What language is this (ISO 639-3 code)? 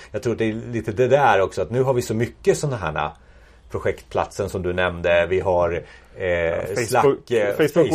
swe